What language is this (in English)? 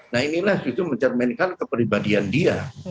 Indonesian